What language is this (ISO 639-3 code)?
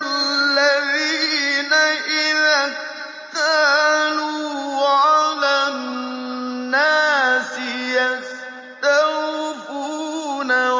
ara